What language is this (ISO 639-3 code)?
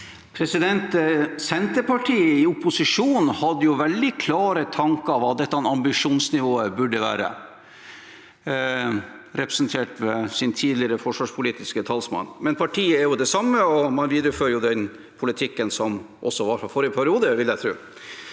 nor